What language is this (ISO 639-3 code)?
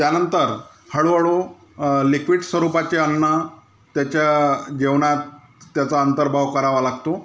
mar